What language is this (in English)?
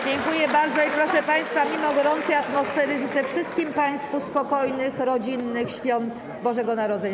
Polish